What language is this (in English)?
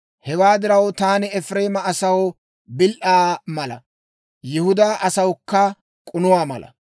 Dawro